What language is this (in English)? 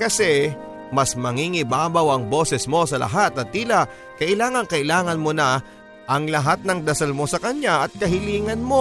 Filipino